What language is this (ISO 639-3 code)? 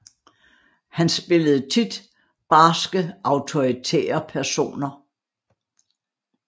dan